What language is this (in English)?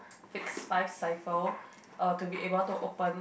English